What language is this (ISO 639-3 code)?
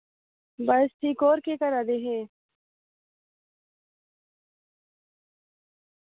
doi